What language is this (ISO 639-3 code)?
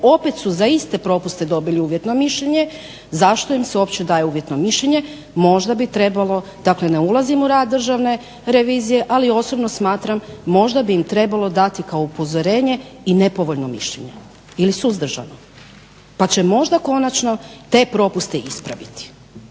hrv